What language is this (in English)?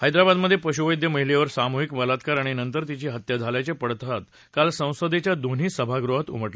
Marathi